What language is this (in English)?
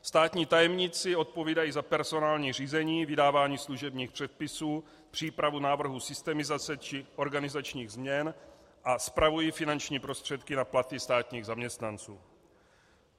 Czech